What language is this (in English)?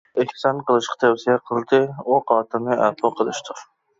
Uyghur